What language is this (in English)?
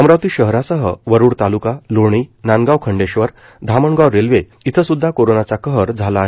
Marathi